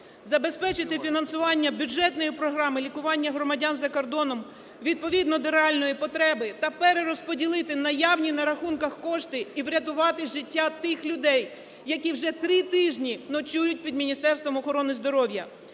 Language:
Ukrainian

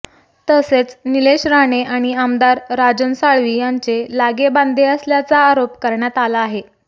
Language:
Marathi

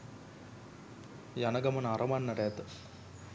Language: Sinhala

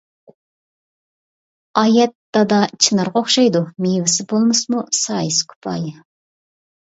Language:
Uyghur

